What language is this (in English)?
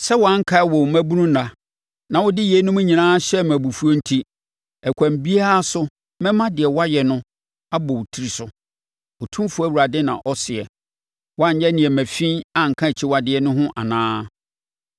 Akan